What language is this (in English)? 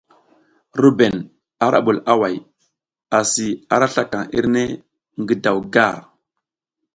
South Giziga